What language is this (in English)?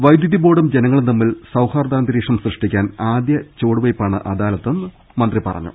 Malayalam